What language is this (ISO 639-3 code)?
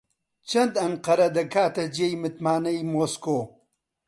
ckb